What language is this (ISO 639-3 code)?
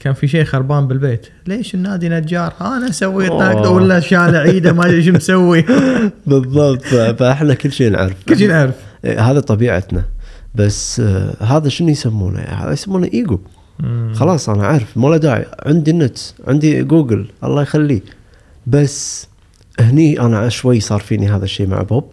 ara